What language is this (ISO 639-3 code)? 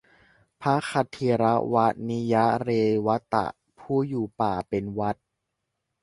tha